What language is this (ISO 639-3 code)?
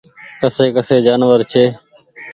gig